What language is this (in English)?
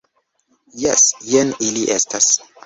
Esperanto